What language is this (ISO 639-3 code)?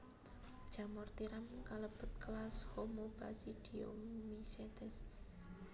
jav